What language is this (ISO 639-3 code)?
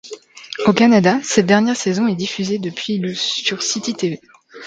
fra